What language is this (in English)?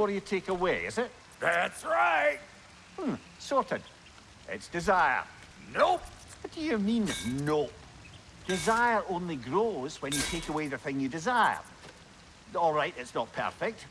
English